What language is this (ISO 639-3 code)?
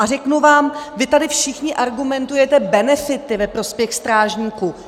ces